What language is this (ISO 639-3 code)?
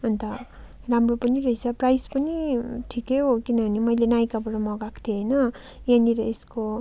nep